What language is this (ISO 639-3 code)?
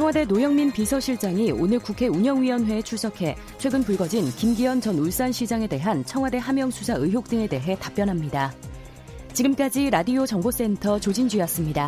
kor